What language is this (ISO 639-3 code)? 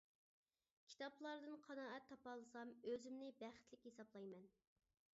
uig